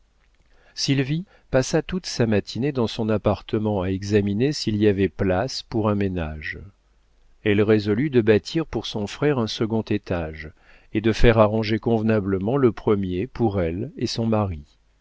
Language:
French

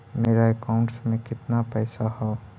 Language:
Magahi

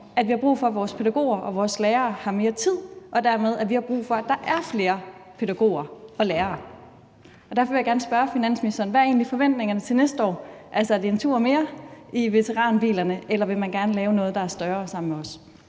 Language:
Danish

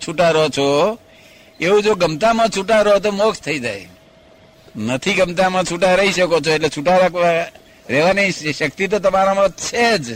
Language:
Gujarati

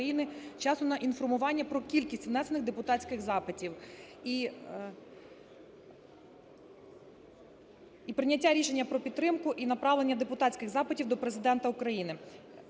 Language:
Ukrainian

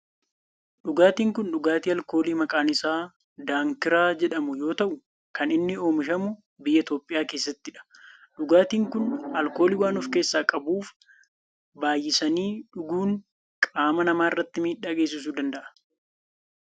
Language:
Oromo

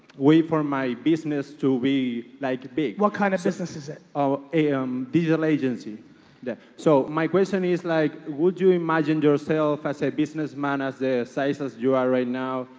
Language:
English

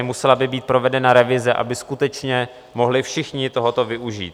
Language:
Czech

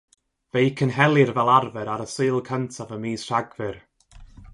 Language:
Welsh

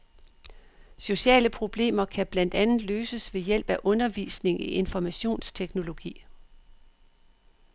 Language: Danish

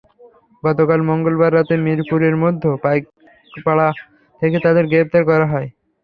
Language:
Bangla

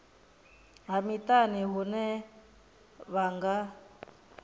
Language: Venda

